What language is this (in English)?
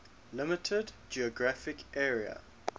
English